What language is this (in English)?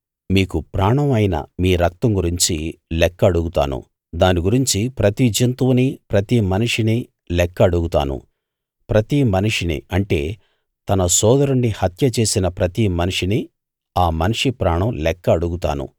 Telugu